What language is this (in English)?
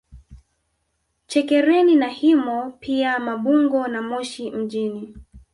Swahili